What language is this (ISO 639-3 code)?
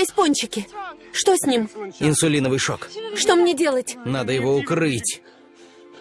rus